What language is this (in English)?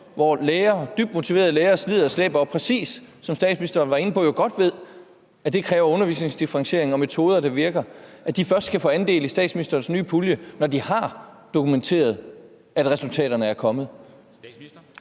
Danish